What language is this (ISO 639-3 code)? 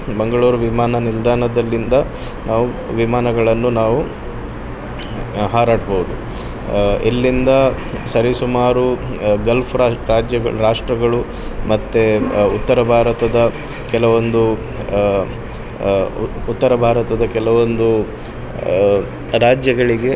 kan